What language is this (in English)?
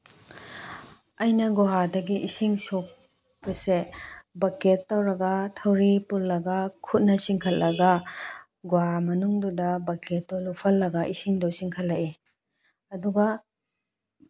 Manipuri